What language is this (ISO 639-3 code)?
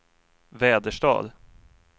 swe